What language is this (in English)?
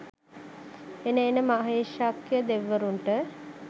Sinhala